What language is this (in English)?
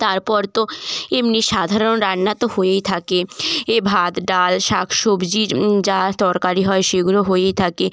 Bangla